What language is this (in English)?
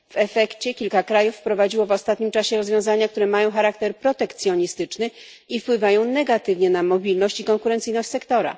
Polish